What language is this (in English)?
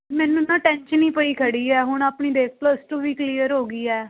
Punjabi